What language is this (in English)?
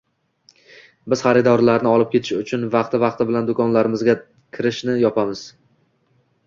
Uzbek